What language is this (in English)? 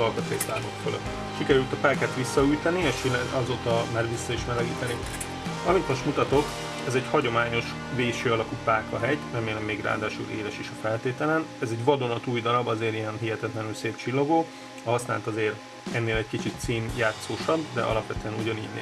Hungarian